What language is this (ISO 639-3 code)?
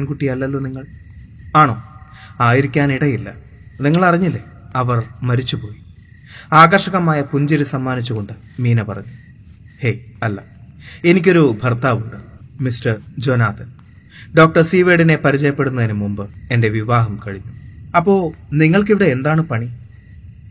mal